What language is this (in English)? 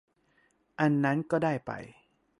Thai